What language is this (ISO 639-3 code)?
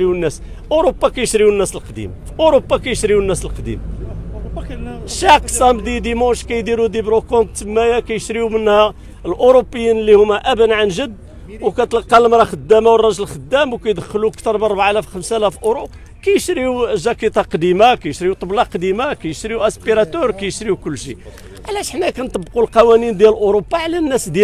ara